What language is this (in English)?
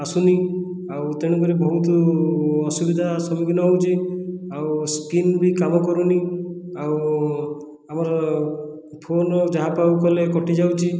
Odia